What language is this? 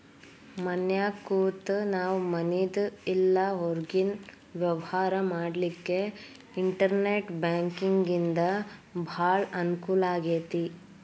Kannada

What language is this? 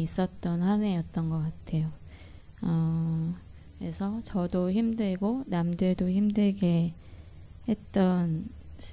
Korean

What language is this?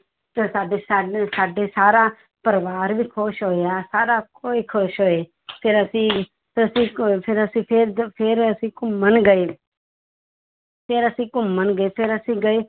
Punjabi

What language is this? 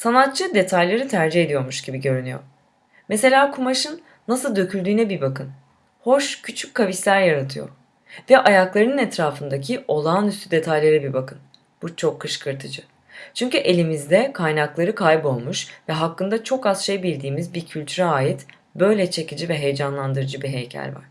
Turkish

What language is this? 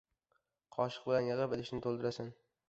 Uzbek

